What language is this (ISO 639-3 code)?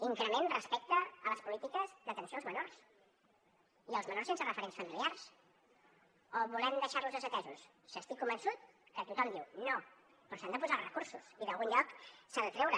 cat